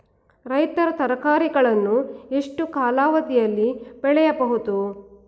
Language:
Kannada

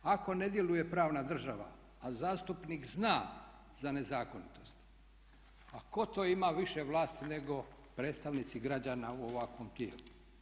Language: Croatian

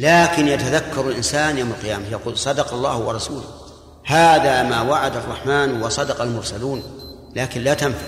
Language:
Arabic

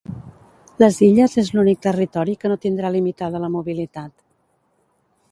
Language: Catalan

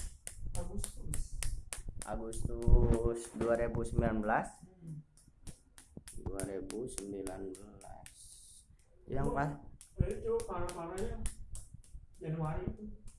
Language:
Indonesian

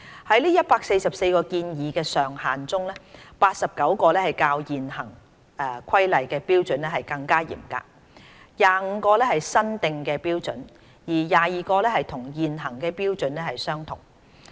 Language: Cantonese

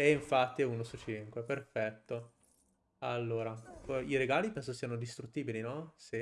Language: Italian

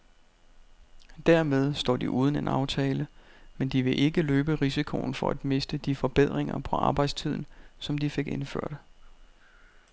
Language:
Danish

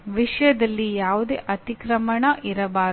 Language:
Kannada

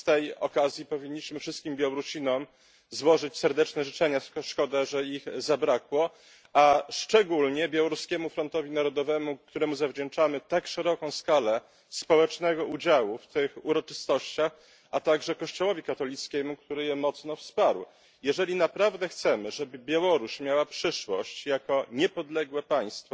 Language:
Polish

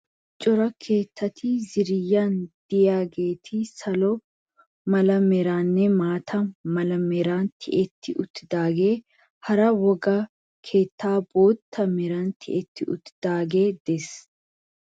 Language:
Wolaytta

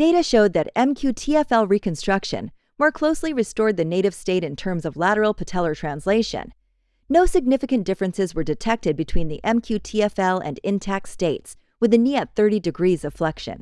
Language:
English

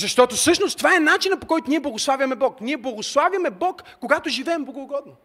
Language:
Bulgarian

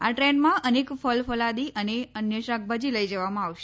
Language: Gujarati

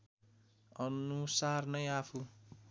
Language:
Nepali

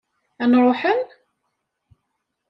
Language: Kabyle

